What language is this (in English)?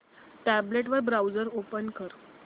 Marathi